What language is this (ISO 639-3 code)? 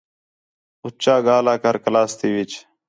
xhe